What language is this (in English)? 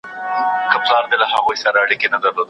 Pashto